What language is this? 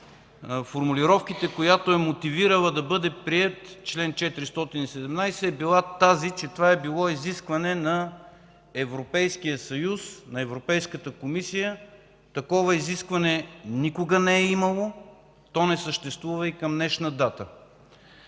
Bulgarian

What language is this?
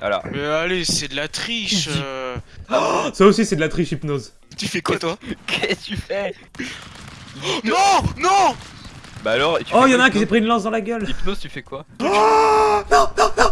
French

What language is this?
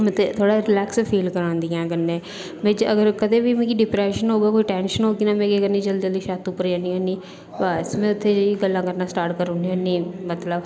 Dogri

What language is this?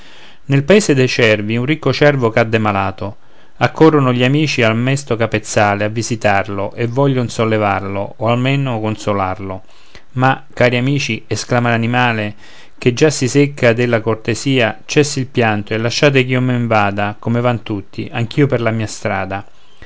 Italian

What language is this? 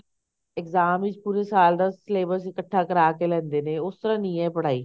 Punjabi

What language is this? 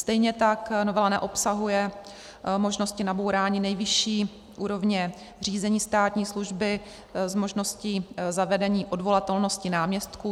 Czech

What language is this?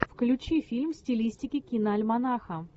Russian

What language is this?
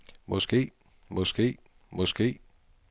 Danish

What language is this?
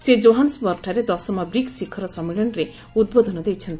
Odia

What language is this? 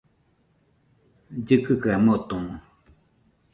Nüpode Huitoto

